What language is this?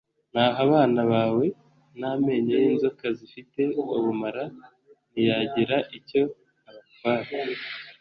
Kinyarwanda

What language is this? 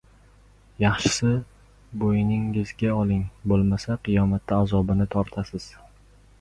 Uzbek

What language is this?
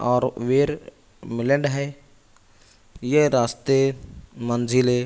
Urdu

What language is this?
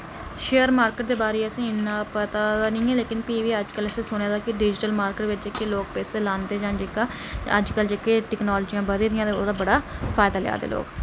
Dogri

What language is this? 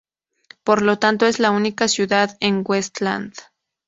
Spanish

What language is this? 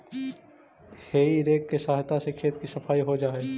Magahi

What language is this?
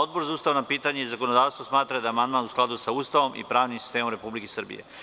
Serbian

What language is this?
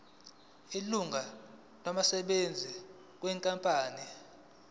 Zulu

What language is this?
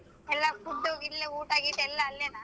Kannada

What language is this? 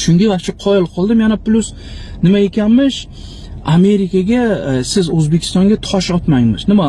Uzbek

